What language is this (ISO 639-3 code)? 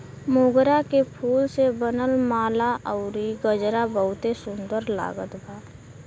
bho